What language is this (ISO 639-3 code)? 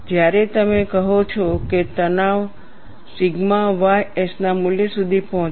guj